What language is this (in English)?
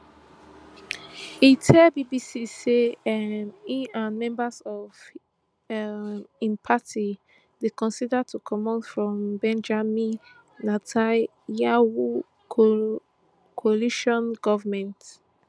Nigerian Pidgin